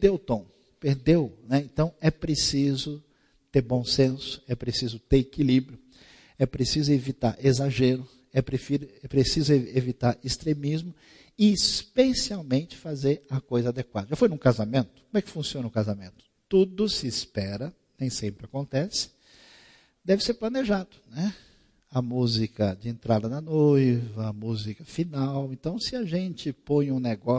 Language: Portuguese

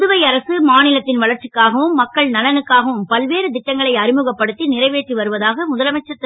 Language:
Tamil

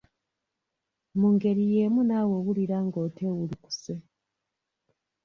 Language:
Ganda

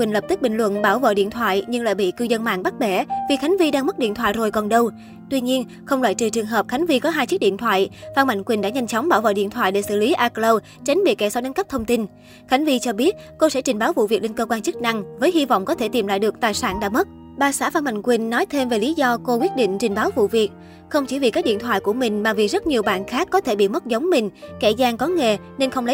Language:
Vietnamese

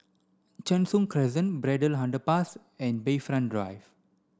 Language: English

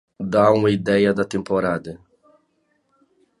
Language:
Portuguese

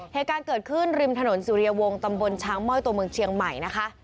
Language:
Thai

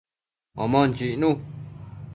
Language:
Matsés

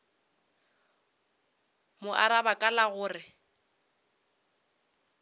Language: Northern Sotho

